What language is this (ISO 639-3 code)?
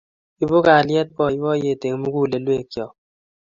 kln